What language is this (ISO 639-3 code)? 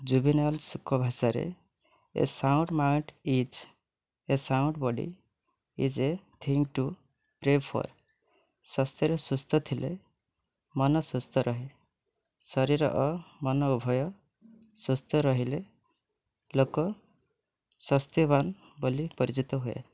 ori